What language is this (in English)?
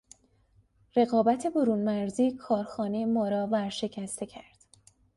Persian